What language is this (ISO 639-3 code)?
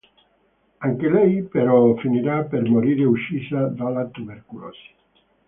ita